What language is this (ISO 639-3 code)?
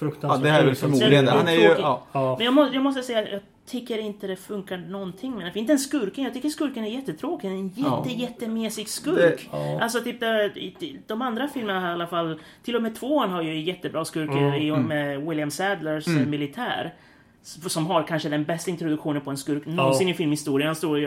swe